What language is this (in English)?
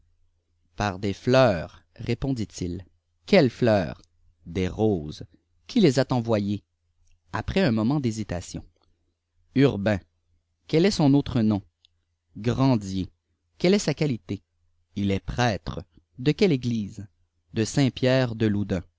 French